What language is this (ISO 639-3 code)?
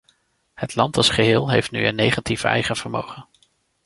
nld